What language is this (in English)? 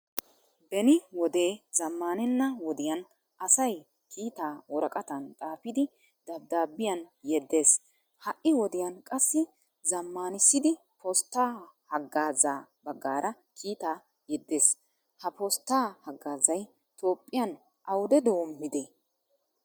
Wolaytta